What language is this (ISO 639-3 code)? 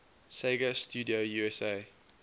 eng